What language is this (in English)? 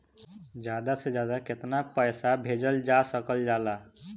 Bhojpuri